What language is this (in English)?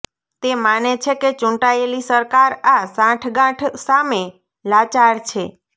Gujarati